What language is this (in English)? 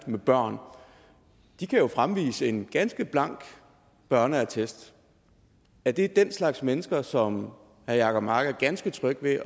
Danish